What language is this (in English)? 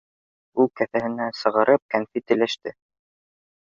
Bashkir